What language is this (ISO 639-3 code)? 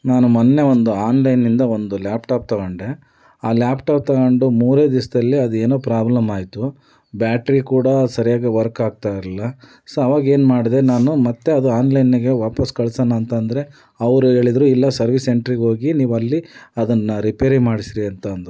kan